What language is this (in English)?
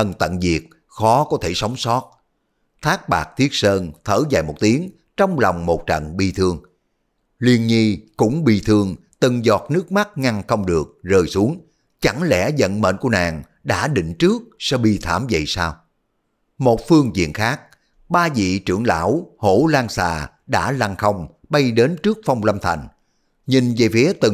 Vietnamese